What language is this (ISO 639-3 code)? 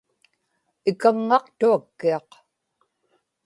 ipk